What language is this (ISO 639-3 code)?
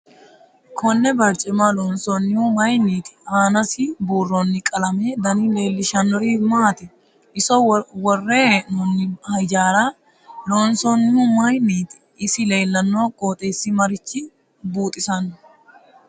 sid